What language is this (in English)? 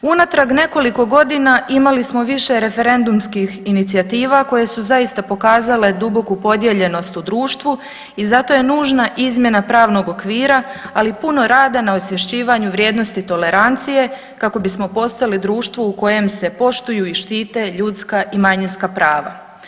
Croatian